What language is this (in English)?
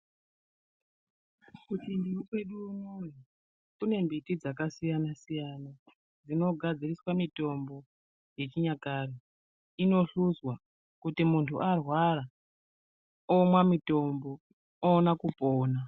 Ndau